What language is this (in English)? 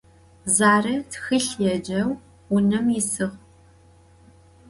Adyghe